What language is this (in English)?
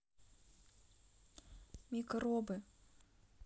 Russian